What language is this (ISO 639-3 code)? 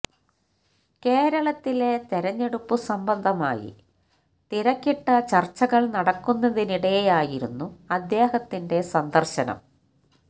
mal